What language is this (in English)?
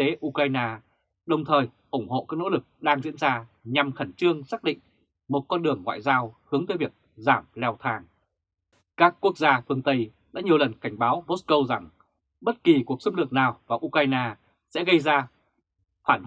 Vietnamese